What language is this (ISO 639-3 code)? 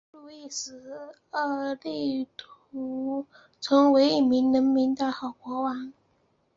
zho